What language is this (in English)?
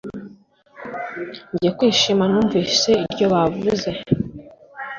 Kinyarwanda